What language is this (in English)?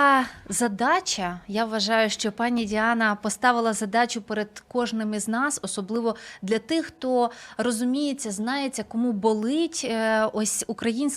Ukrainian